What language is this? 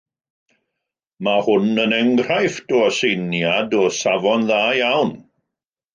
Welsh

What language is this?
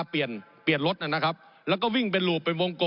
Thai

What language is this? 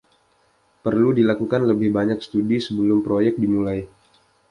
Indonesian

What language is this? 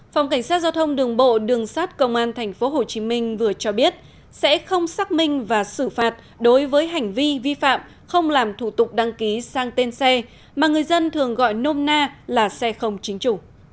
Vietnamese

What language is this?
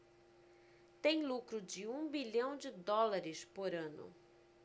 Portuguese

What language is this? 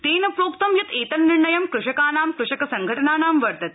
Sanskrit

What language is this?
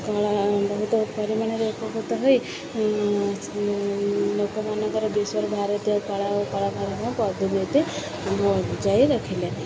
Odia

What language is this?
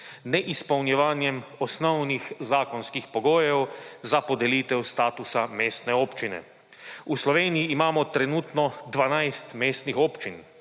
Slovenian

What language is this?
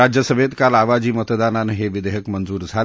Marathi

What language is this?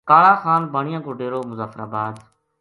Gujari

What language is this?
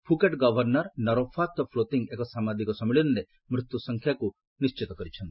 Odia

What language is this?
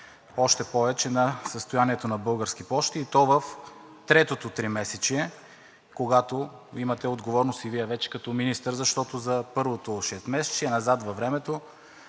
Bulgarian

